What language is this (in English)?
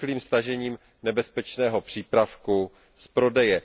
Czech